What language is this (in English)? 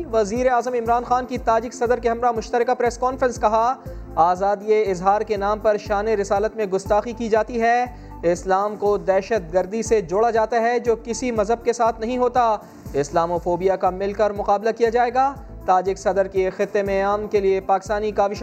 Urdu